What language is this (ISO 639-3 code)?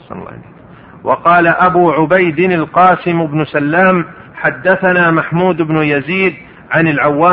ara